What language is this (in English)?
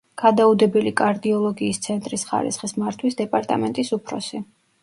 Georgian